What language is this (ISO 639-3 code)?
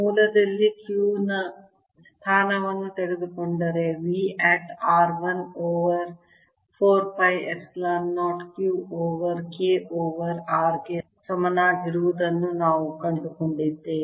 kan